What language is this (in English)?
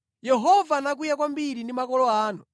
Nyanja